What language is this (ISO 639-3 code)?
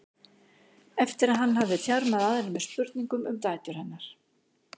isl